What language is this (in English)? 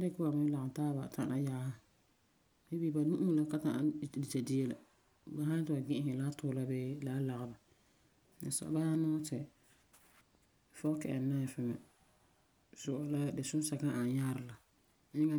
Frafra